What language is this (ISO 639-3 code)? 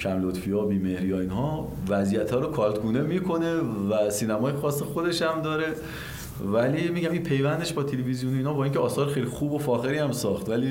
fas